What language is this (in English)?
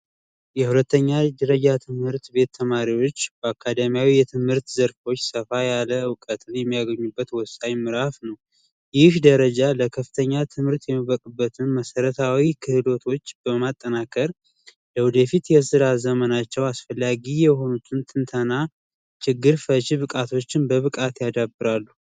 Amharic